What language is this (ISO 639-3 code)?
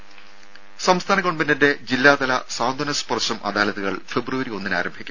mal